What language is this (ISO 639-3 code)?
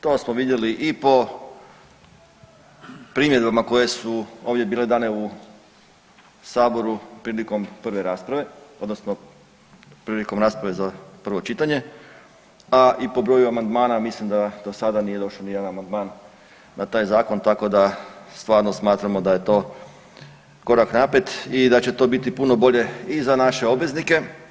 hrv